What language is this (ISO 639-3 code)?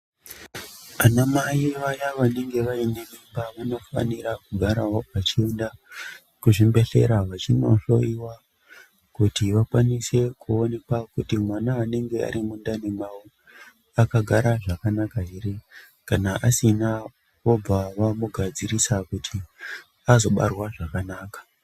ndc